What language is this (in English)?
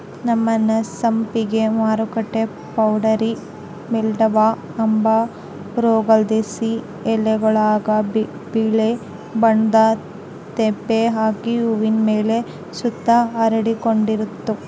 Kannada